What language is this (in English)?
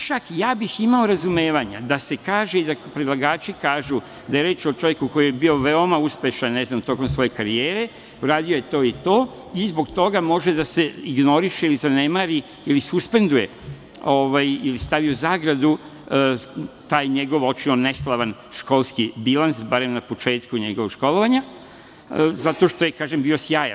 Serbian